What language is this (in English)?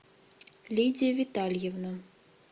Russian